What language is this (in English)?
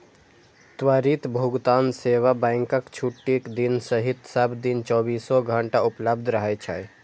Maithili